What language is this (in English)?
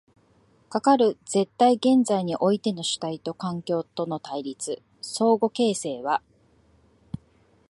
Japanese